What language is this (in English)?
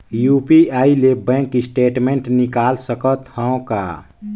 Chhattisgarhi